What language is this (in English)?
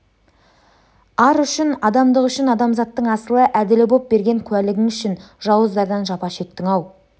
Kazakh